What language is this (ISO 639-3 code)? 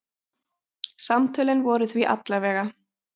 isl